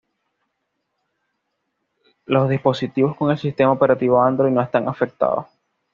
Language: Spanish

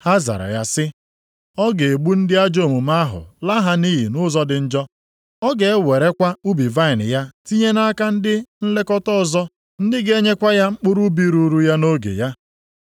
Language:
Igbo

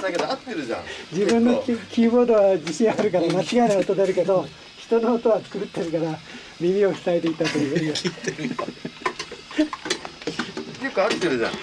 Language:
Japanese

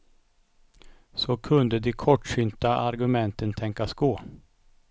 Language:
Swedish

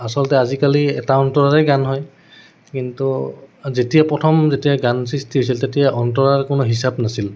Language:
Assamese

